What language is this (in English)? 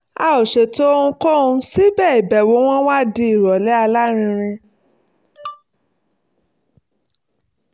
Yoruba